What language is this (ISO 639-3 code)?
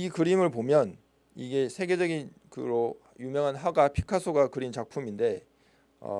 kor